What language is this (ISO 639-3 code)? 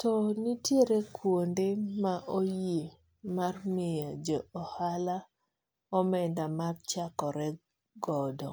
luo